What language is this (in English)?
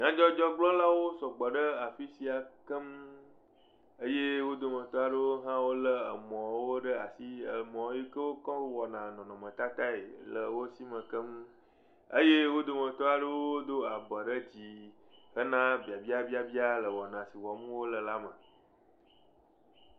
Ewe